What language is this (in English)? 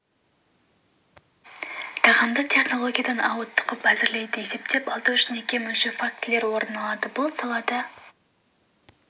Kazakh